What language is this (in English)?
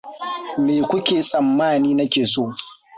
Hausa